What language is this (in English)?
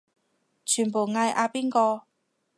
Cantonese